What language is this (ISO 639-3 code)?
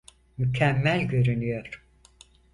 tur